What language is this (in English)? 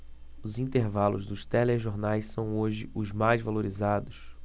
Portuguese